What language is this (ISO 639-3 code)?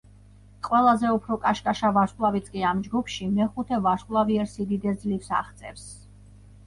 kat